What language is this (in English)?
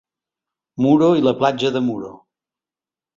Catalan